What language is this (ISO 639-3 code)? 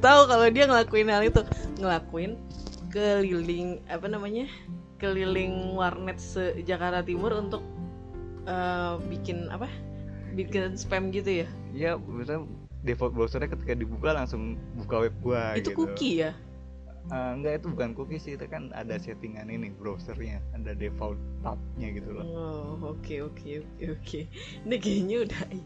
ind